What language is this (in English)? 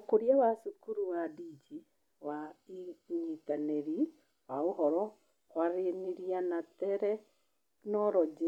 Kikuyu